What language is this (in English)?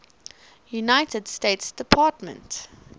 English